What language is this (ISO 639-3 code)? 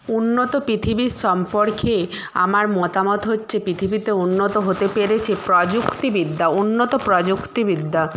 ben